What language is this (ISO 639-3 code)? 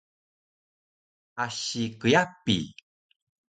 trv